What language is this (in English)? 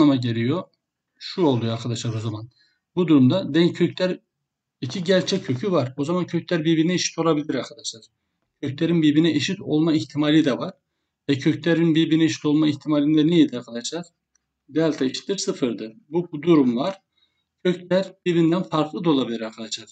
Turkish